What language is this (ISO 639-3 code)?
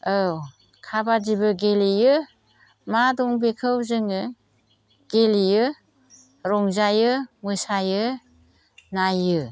brx